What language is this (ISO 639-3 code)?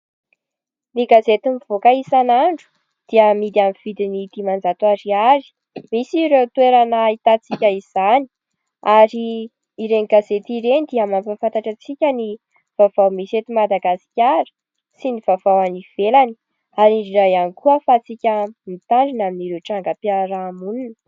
mlg